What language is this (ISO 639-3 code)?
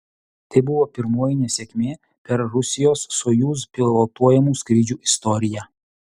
lit